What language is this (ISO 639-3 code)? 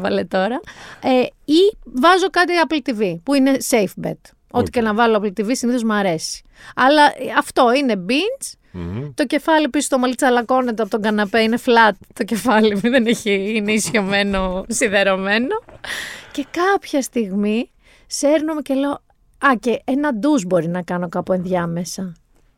ell